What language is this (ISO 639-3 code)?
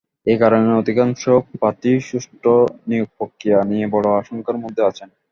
ben